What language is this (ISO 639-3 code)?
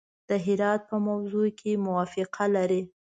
pus